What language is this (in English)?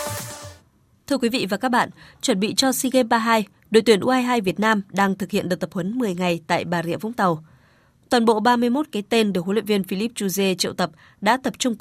Vietnamese